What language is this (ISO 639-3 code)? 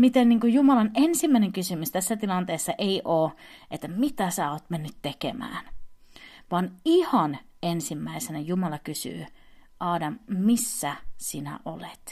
fin